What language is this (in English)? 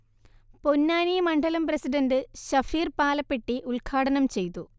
Malayalam